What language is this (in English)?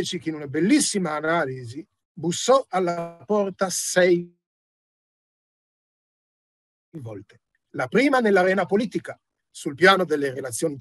Italian